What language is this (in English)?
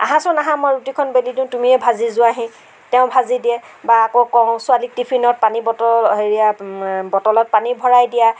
Assamese